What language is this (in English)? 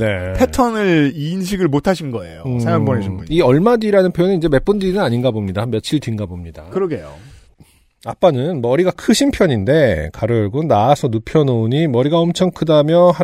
Korean